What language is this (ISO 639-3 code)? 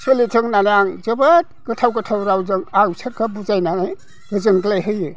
brx